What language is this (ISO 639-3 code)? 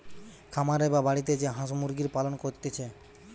ben